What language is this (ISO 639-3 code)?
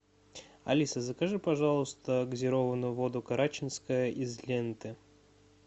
rus